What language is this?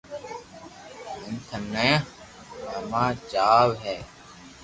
Loarki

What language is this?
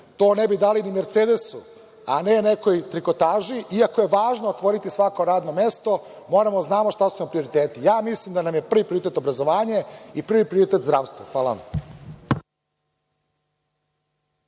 Serbian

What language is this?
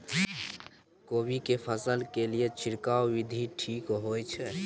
Maithili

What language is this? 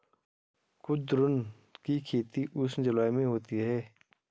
Hindi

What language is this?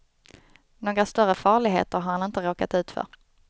Swedish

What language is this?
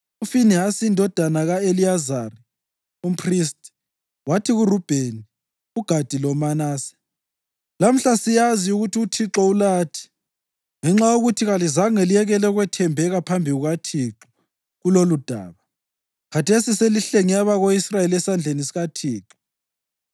North Ndebele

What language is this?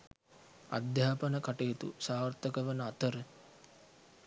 Sinhala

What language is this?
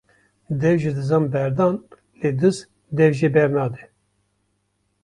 Kurdish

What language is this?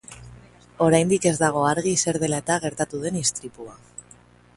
Basque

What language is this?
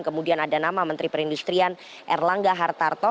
Indonesian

